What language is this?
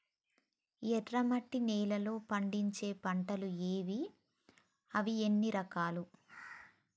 Telugu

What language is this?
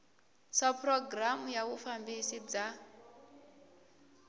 Tsonga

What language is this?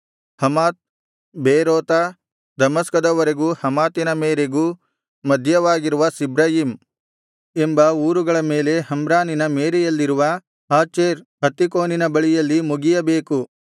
Kannada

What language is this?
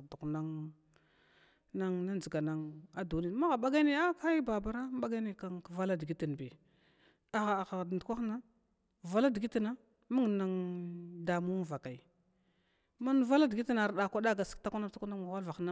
Glavda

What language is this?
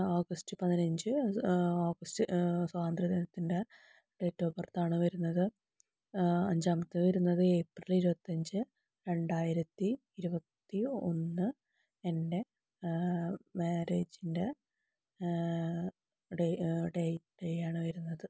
Malayalam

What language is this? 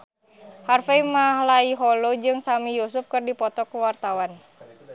Sundanese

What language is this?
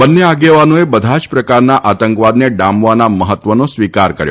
Gujarati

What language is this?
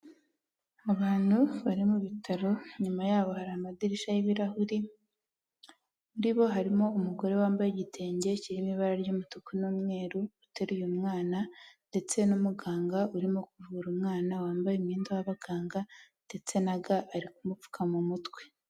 Kinyarwanda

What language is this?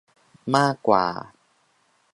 Thai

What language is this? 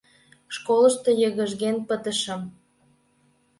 Mari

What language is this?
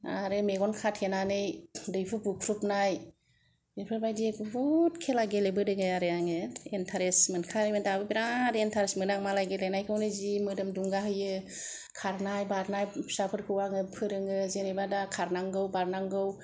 Bodo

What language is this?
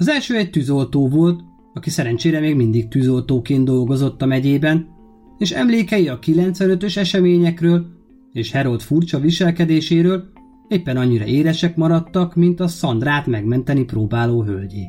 Hungarian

